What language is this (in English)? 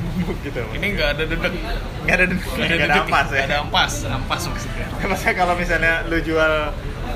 Indonesian